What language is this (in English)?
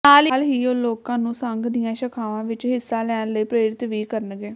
Punjabi